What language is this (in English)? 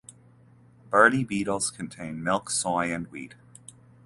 English